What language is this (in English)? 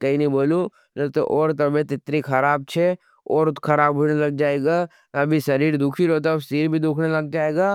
Nimadi